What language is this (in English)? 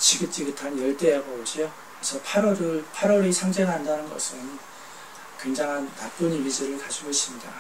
Korean